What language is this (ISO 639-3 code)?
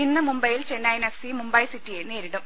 mal